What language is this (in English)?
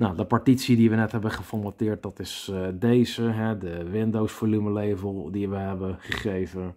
Dutch